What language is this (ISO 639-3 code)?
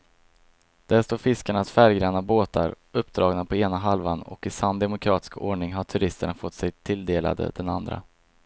swe